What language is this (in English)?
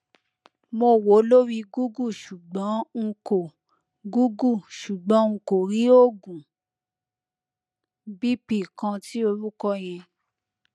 Yoruba